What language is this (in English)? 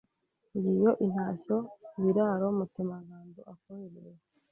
Kinyarwanda